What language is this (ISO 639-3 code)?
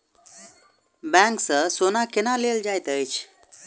mai